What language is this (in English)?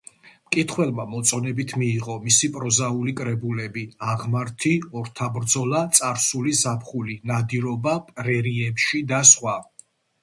Georgian